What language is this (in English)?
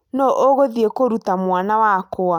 Kikuyu